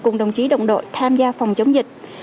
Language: Vietnamese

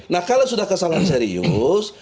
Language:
Indonesian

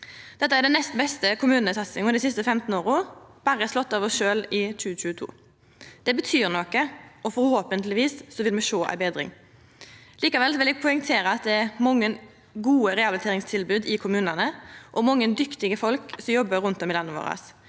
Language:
Norwegian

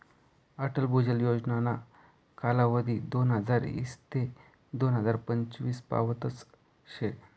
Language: Marathi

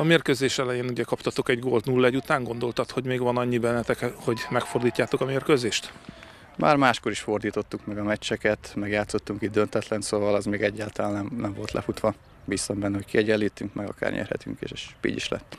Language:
Hungarian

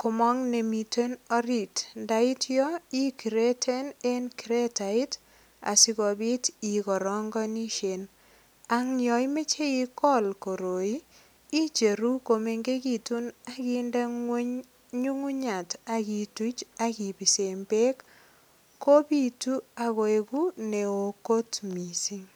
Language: Kalenjin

